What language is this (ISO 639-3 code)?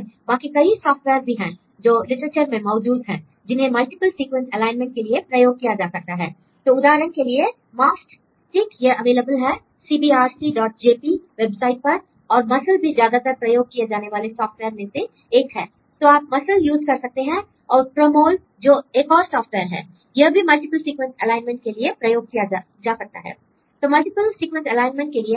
hin